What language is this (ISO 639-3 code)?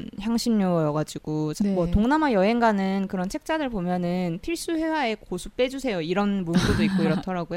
kor